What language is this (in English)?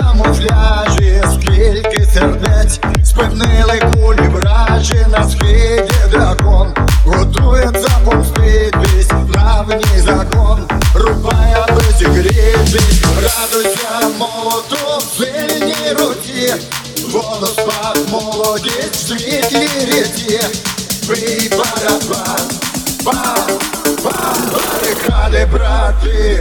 Ukrainian